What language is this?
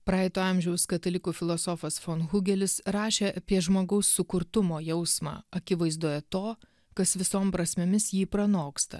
Lithuanian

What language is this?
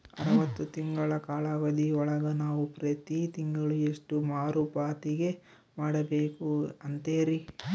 Kannada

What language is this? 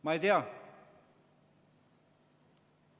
Estonian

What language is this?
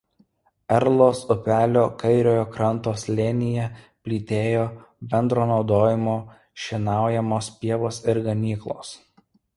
Lithuanian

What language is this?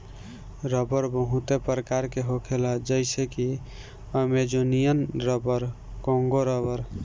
Bhojpuri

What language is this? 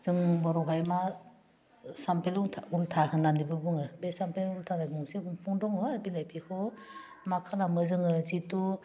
Bodo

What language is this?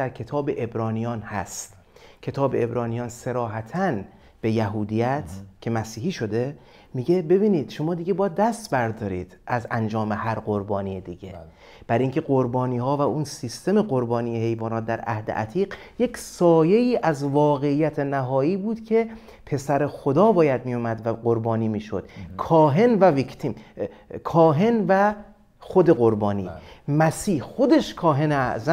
Persian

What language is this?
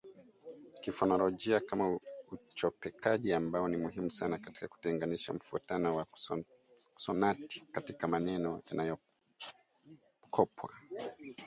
Swahili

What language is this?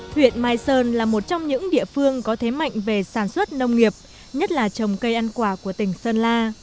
Vietnamese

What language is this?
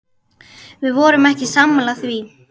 Icelandic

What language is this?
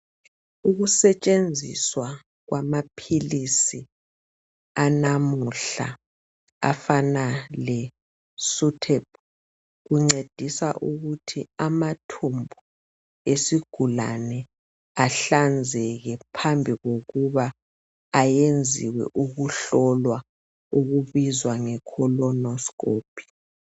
North Ndebele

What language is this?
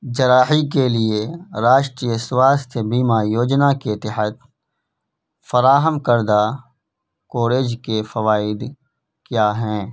Urdu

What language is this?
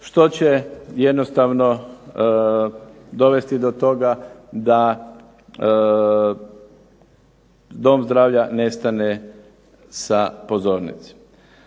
Croatian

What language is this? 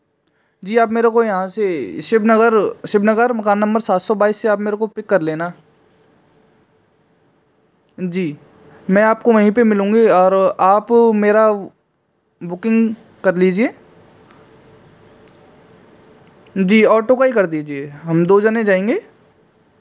Hindi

